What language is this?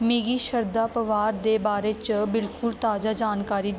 Dogri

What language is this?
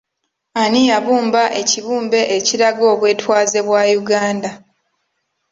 Ganda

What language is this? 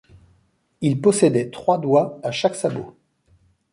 French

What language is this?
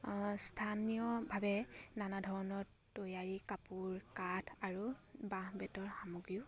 Assamese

